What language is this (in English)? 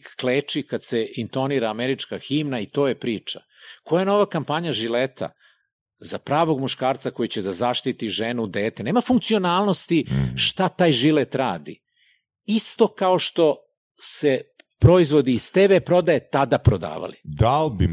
Croatian